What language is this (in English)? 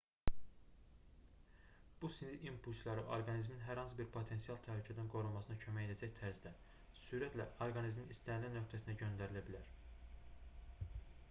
Azerbaijani